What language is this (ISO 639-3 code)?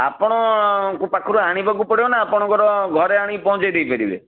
ori